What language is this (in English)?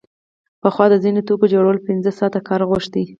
Pashto